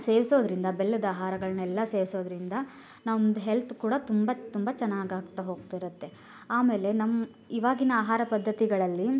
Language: Kannada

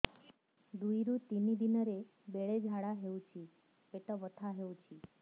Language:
Odia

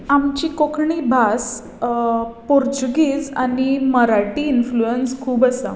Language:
Konkani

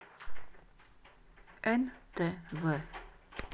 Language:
Russian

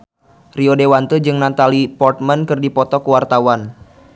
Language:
Sundanese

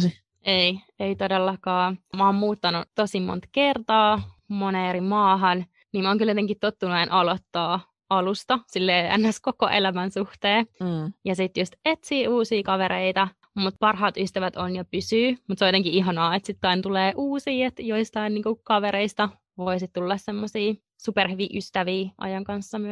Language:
Finnish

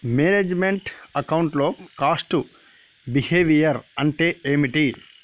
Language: Telugu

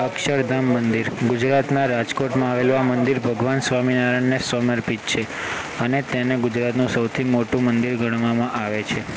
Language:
Gujarati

